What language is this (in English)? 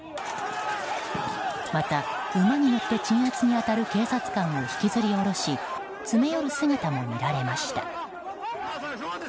Japanese